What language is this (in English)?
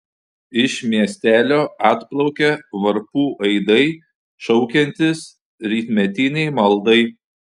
Lithuanian